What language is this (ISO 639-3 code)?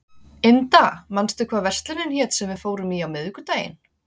isl